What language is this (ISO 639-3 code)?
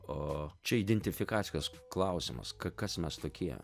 lit